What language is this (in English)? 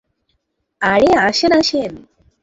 Bangla